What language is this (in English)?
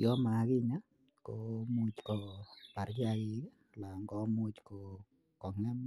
Kalenjin